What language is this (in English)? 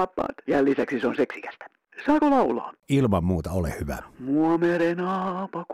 Finnish